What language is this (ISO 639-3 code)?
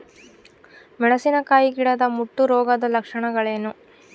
kan